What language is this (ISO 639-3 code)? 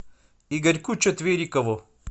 rus